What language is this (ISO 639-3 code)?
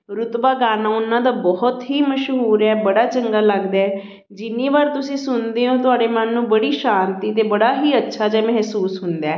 pan